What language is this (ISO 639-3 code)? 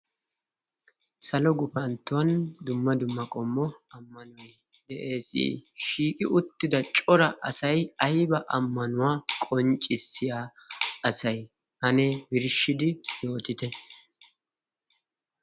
wal